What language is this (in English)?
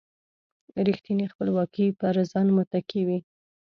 Pashto